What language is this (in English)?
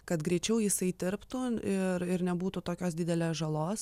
Lithuanian